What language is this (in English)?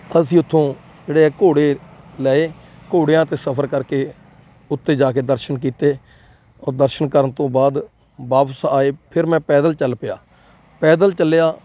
Punjabi